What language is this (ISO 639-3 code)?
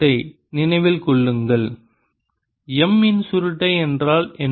tam